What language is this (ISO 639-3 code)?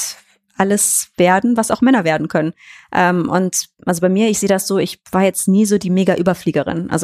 deu